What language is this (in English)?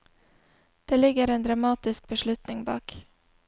Norwegian